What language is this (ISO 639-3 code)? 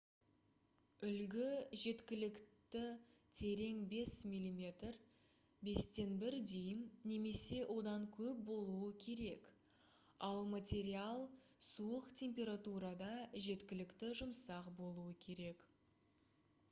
kaz